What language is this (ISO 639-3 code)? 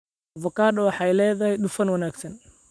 som